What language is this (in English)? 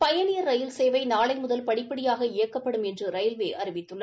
Tamil